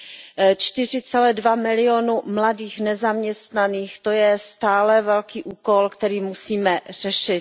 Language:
Czech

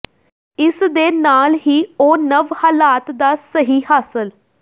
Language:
Punjabi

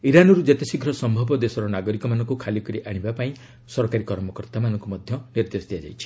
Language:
Odia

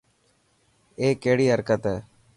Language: Dhatki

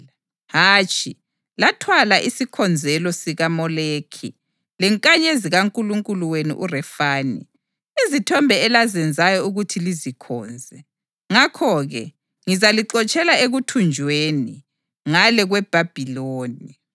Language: North Ndebele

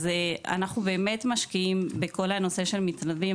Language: Hebrew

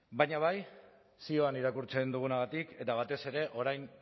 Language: Basque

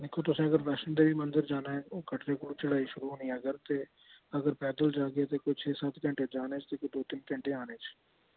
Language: Dogri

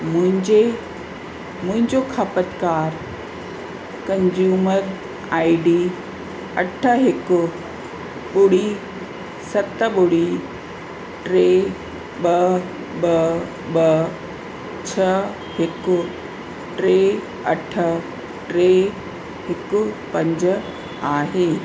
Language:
Sindhi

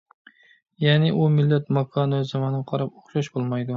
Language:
Uyghur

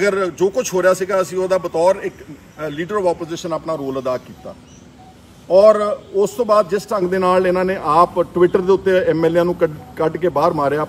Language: Hindi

